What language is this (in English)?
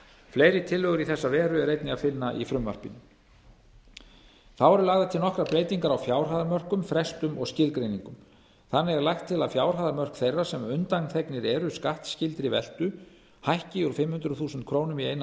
Icelandic